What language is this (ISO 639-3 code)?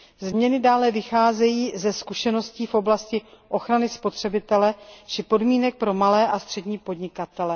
ces